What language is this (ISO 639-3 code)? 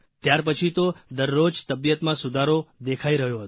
guj